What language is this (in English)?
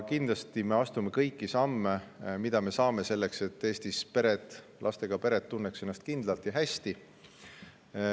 Estonian